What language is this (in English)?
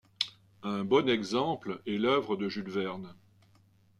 French